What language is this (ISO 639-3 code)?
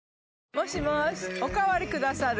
jpn